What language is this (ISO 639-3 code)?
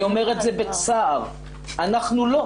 heb